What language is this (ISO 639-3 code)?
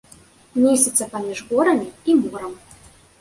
bel